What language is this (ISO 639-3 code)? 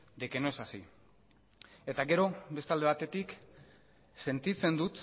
eus